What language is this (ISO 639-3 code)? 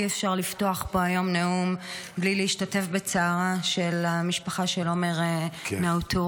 heb